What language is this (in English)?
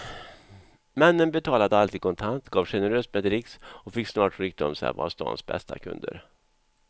Swedish